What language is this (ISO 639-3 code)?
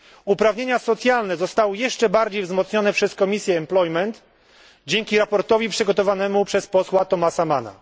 pol